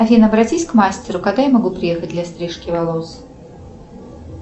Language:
Russian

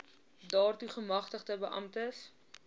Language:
Afrikaans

